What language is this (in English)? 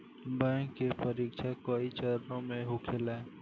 Bhojpuri